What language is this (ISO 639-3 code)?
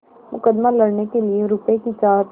hin